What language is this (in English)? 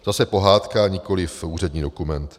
Czech